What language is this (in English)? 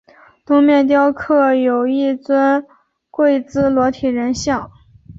Chinese